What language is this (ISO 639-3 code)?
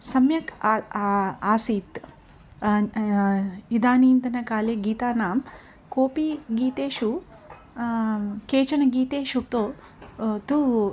san